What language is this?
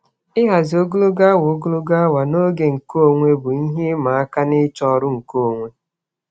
Igbo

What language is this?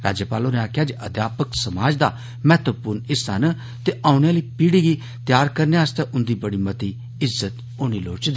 Dogri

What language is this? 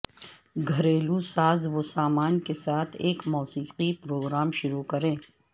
Urdu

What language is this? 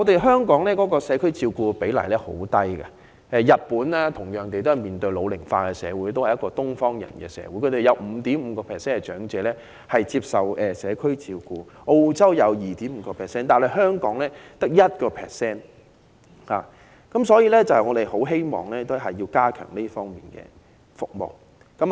Cantonese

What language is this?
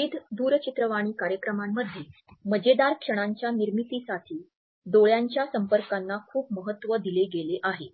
Marathi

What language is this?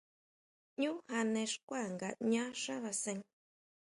Huautla Mazatec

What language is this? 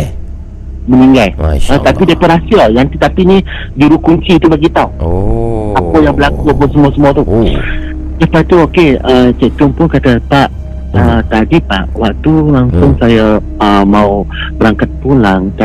Malay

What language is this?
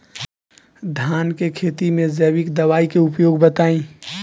Bhojpuri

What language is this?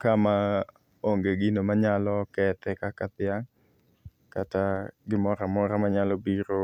Luo (Kenya and Tanzania)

